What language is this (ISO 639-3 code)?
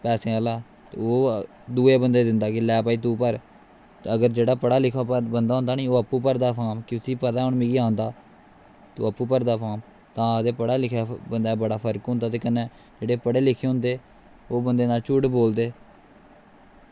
doi